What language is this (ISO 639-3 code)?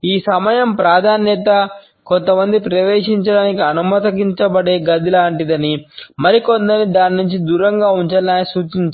tel